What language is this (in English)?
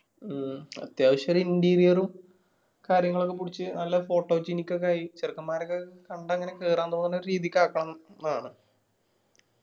Malayalam